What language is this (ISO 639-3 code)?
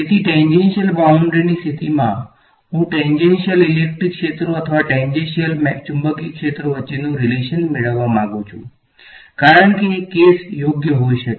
guj